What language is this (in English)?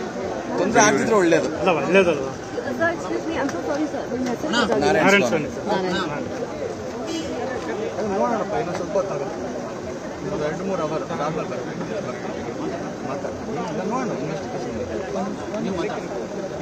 Kannada